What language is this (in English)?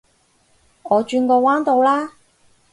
Cantonese